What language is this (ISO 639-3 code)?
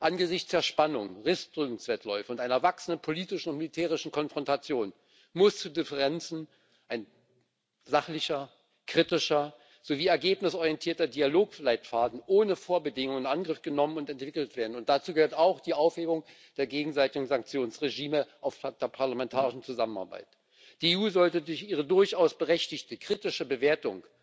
deu